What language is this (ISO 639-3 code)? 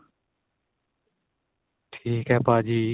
pan